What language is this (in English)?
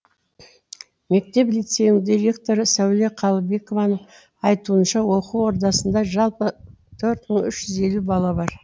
Kazakh